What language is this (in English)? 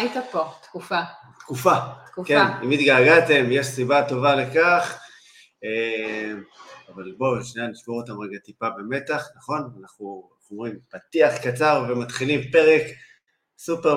Hebrew